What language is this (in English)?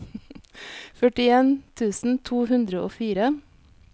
Norwegian